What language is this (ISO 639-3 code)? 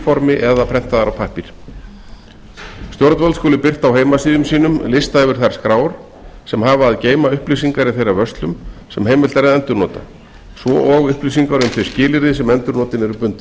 isl